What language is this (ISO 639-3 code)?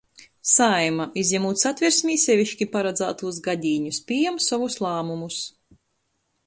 ltg